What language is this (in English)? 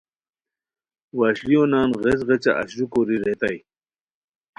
Khowar